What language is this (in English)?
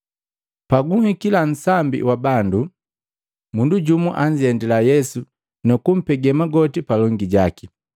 Matengo